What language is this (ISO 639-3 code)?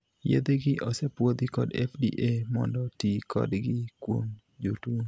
luo